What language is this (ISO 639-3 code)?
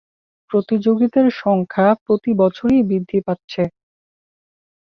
ben